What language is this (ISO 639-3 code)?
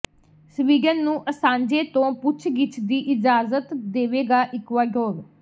pan